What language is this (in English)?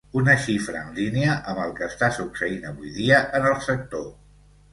Catalan